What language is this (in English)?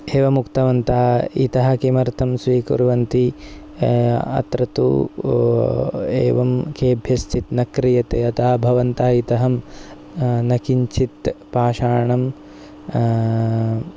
Sanskrit